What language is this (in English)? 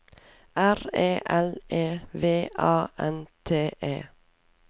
Norwegian